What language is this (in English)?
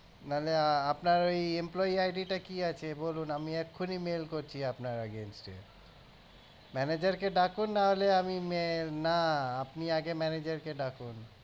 Bangla